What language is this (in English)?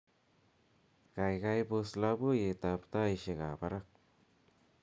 Kalenjin